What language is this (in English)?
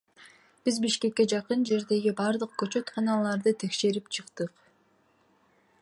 Kyrgyz